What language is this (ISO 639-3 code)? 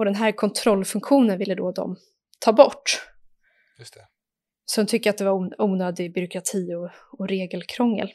swe